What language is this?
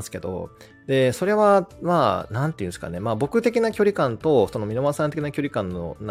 Japanese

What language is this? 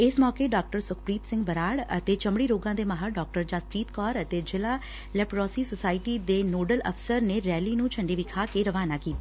Punjabi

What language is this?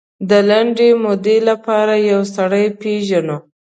Pashto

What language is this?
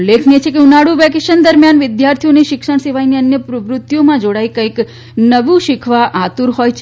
Gujarati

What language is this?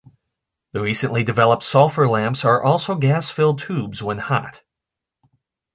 English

